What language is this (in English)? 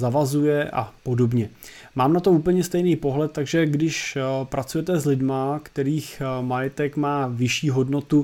Czech